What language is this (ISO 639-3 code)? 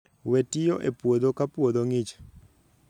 luo